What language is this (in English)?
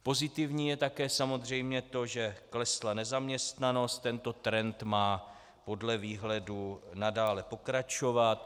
Czech